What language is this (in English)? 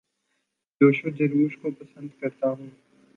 Urdu